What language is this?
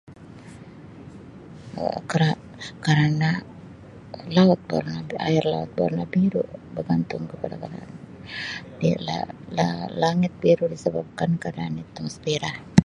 Sabah Malay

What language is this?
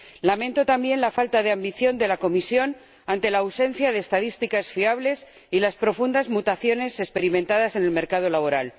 Spanish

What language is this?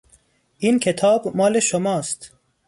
Persian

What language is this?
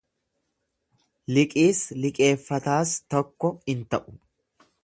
Oromo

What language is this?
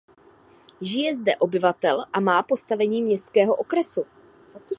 Czech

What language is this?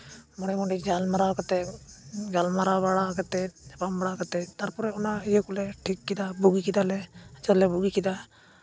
Santali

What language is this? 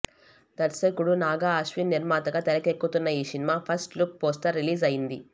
Telugu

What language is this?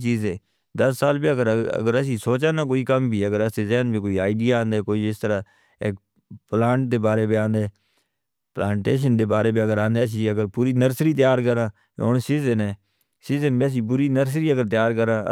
Northern Hindko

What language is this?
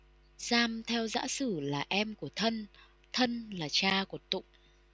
Vietnamese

